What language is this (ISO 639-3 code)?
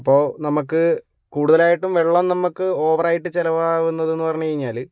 mal